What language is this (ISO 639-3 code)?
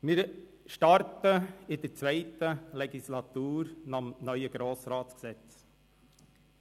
gsw